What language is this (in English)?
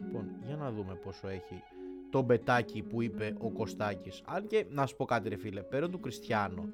Greek